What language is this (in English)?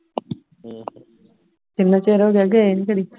Punjabi